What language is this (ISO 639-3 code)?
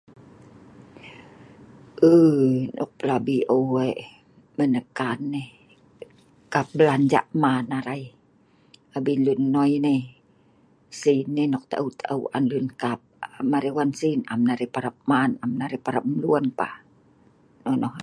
snv